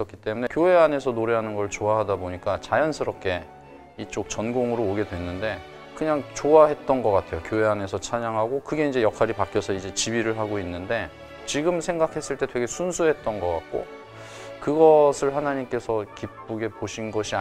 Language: Korean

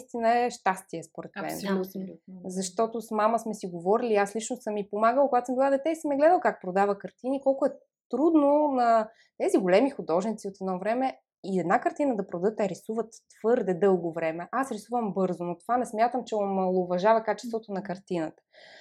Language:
Bulgarian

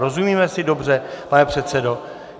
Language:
Czech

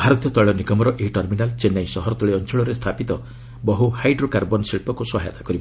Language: Odia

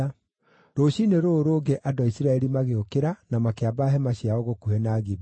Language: Kikuyu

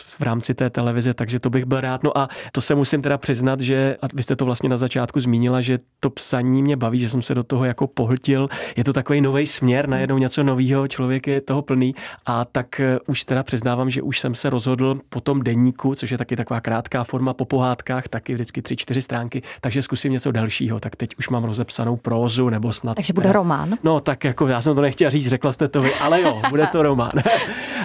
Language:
Czech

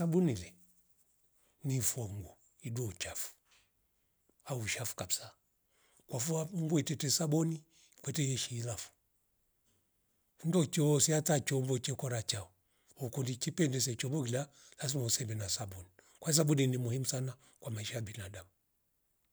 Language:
Rombo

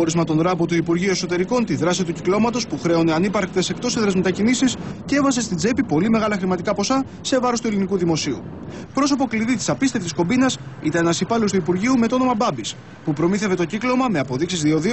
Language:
Greek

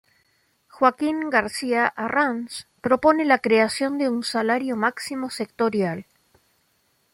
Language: Spanish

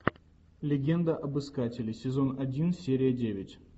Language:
Russian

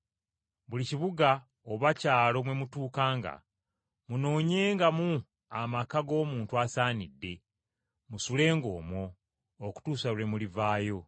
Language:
Ganda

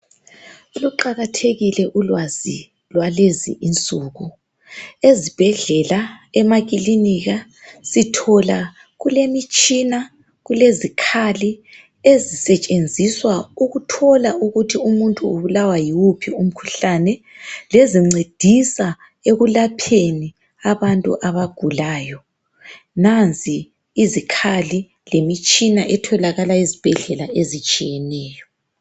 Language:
North Ndebele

